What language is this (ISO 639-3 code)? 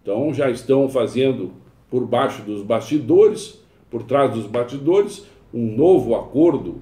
por